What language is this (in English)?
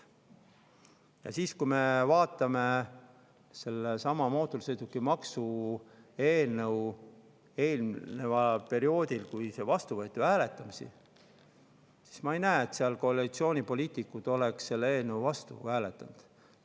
Estonian